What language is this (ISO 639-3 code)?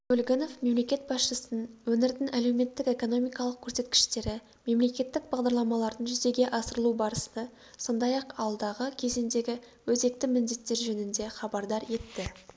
kaz